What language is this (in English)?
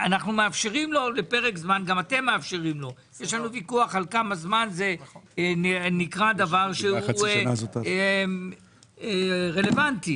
Hebrew